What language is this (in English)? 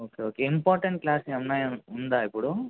Telugu